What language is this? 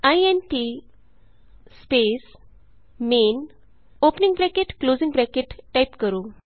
Punjabi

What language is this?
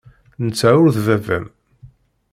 Kabyle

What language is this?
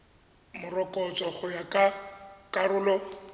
Tswana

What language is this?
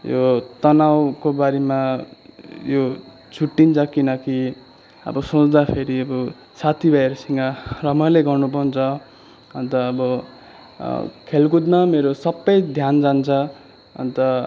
Nepali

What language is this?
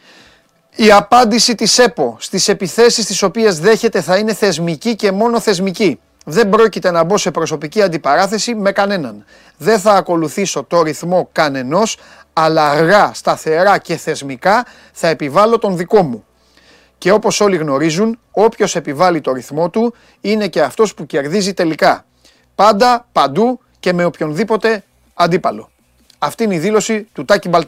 Greek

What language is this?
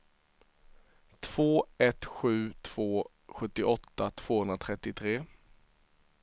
Swedish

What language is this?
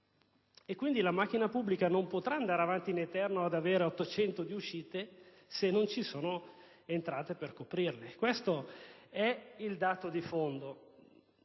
Italian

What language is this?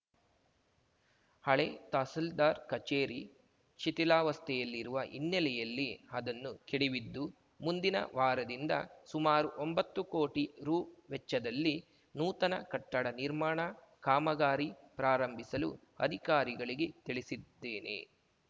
Kannada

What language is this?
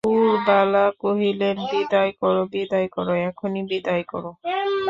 Bangla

